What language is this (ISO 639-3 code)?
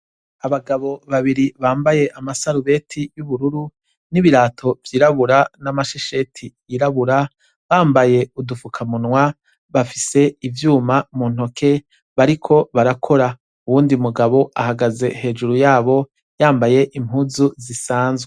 run